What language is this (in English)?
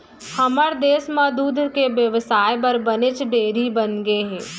Chhattisgarhi